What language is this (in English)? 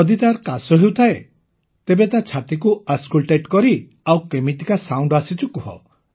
Odia